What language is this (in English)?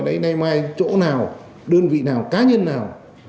Vietnamese